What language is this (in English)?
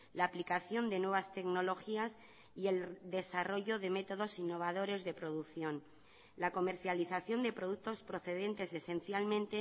Spanish